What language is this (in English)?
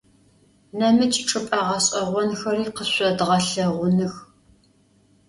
Adyghe